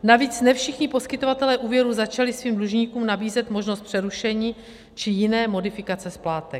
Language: Czech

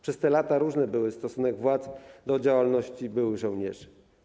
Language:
Polish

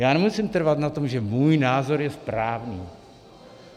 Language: Czech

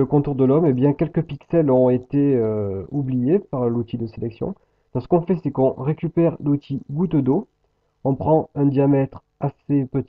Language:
French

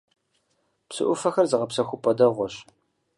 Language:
Kabardian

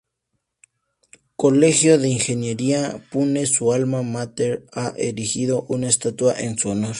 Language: Spanish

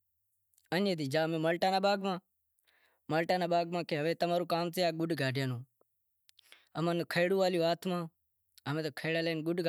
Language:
Wadiyara Koli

